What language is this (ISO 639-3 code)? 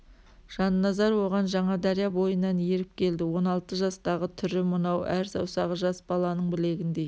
kaz